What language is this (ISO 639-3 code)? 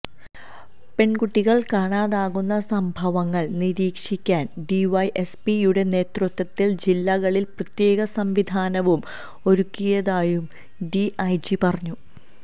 mal